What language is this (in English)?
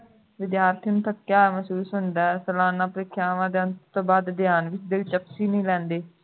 Punjabi